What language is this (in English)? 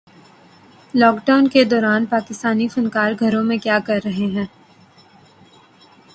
Urdu